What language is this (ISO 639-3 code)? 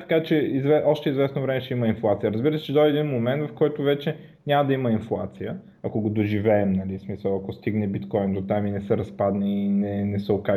bul